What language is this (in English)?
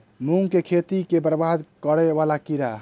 Maithili